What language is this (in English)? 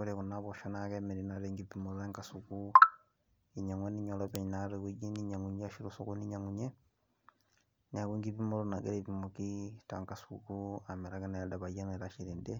Masai